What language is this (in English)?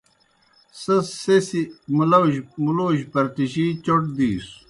Kohistani Shina